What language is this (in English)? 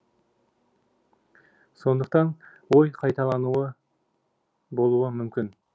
Kazakh